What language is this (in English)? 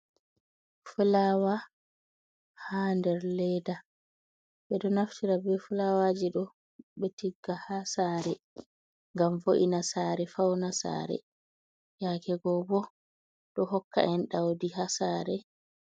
Fula